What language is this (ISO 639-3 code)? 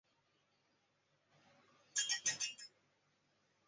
zho